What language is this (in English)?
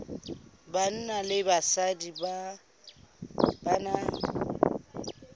Southern Sotho